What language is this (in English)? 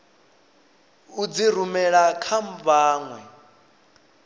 Venda